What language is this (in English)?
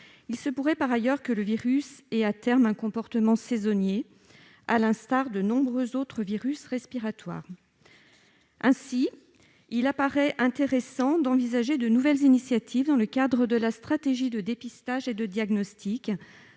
French